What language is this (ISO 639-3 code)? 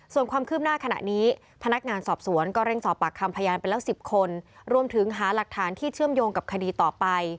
tha